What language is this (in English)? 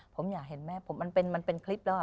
Thai